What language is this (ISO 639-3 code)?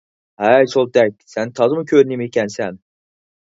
uig